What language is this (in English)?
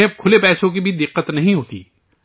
Urdu